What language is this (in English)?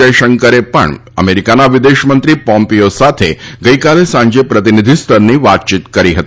Gujarati